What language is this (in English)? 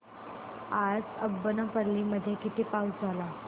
Marathi